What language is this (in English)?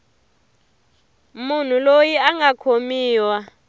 Tsonga